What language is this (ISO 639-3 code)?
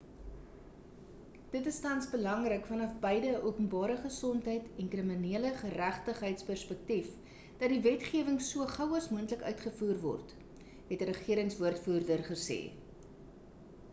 afr